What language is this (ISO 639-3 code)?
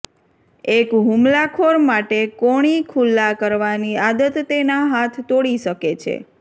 guj